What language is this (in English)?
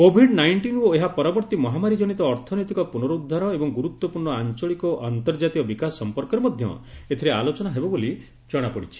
Odia